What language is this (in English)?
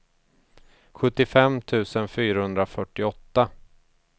Swedish